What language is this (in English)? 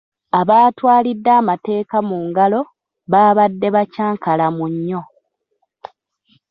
Ganda